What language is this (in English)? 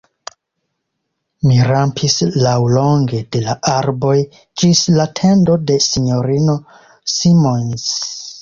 Esperanto